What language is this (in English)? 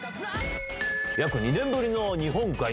Japanese